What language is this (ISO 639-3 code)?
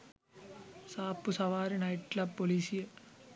sin